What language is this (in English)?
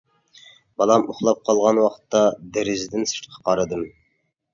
Uyghur